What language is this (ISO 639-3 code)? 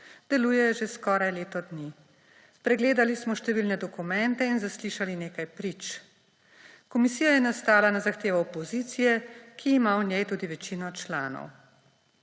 slv